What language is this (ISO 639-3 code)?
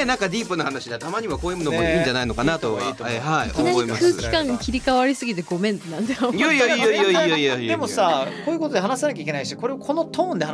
jpn